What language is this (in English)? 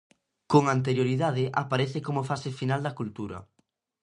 Galician